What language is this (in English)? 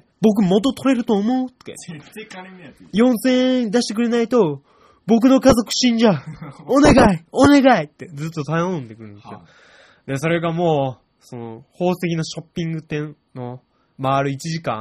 Japanese